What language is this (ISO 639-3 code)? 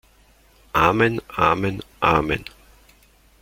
deu